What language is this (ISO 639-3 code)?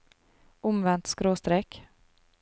nor